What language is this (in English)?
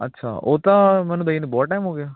Punjabi